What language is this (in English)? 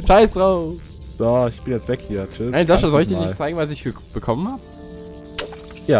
German